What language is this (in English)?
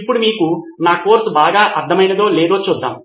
Telugu